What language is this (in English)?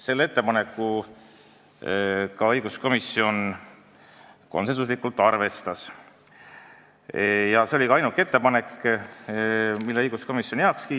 Estonian